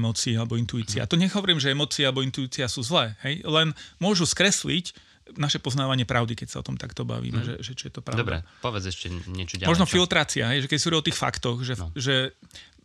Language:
Slovak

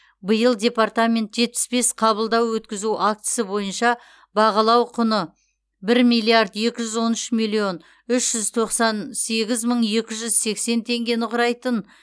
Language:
Kazakh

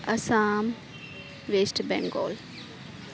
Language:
Urdu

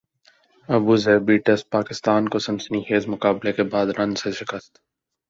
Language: Urdu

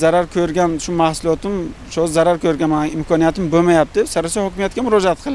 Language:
Turkish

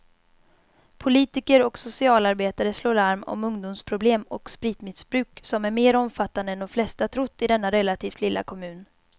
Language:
Swedish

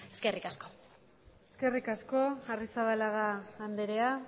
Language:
Basque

